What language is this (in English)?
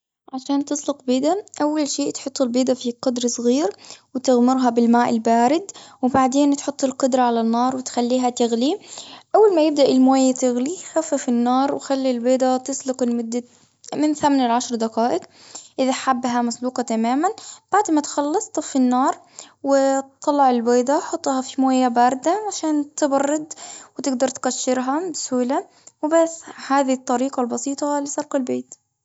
Gulf Arabic